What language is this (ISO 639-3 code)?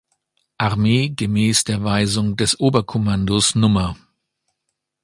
deu